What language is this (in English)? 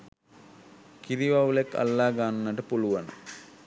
Sinhala